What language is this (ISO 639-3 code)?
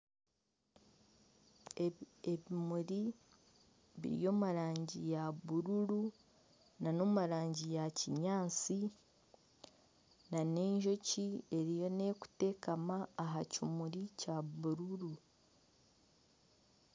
nyn